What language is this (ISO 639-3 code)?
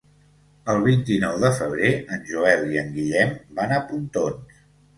cat